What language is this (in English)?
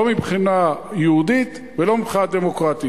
Hebrew